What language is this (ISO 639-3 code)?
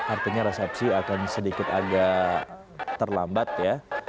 ind